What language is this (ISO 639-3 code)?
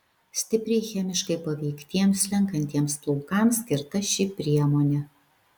lit